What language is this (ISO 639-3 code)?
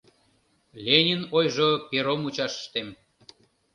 chm